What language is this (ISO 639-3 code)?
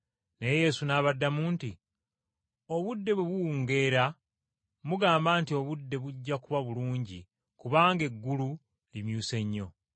lug